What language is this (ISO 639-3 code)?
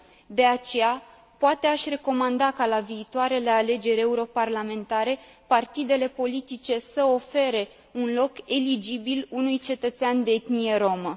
ron